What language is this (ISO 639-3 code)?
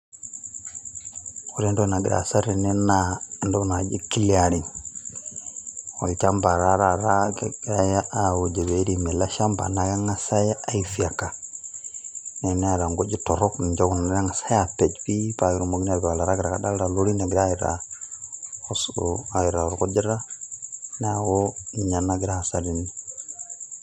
mas